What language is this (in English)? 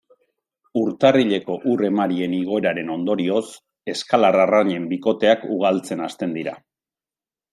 Basque